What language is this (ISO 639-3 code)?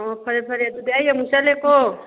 mni